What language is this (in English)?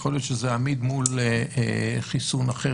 Hebrew